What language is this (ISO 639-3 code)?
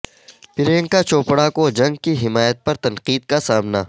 urd